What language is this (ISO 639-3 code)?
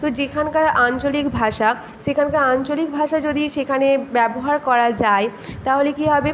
ben